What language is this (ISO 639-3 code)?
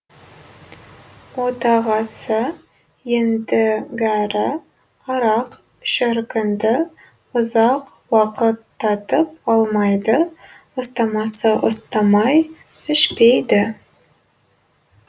kaz